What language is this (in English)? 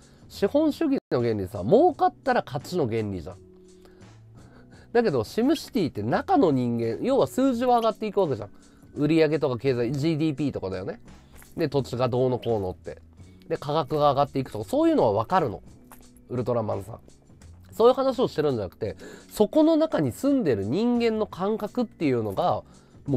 Japanese